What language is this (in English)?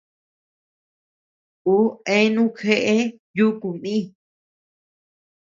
Tepeuxila Cuicatec